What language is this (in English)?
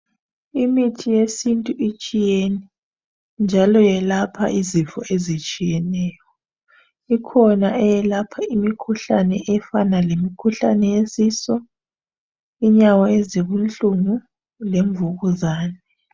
North Ndebele